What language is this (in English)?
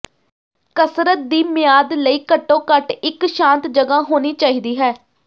Punjabi